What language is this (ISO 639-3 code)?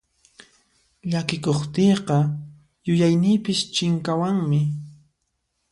qxp